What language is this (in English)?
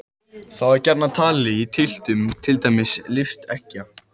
Icelandic